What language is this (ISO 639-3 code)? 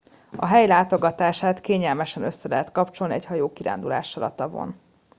hun